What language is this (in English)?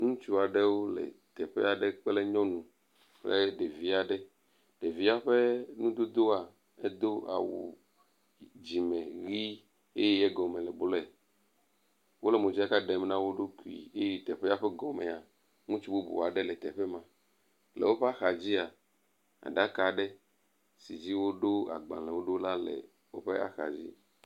Ewe